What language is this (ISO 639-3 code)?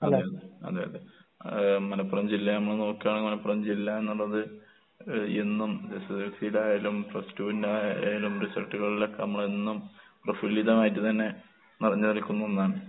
mal